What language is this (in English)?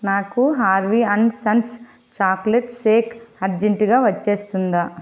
Telugu